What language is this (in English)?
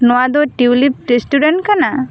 Santali